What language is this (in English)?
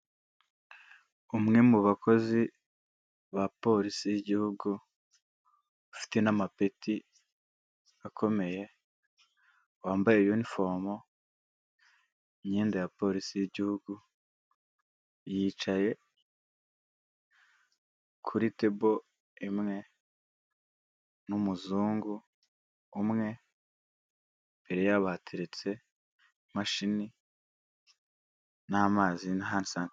Kinyarwanda